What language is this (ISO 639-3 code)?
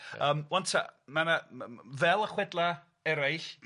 cym